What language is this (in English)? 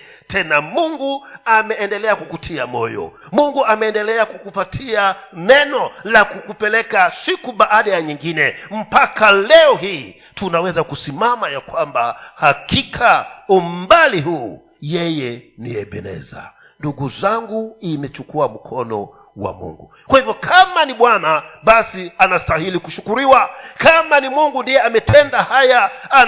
Swahili